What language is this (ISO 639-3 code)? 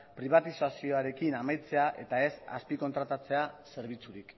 eus